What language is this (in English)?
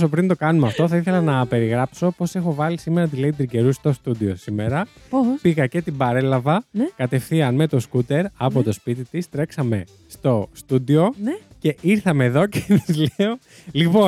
Greek